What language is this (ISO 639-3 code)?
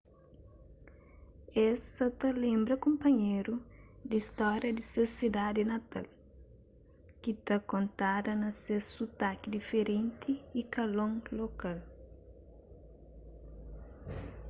kea